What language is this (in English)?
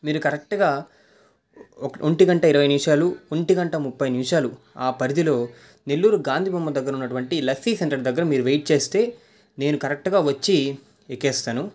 Telugu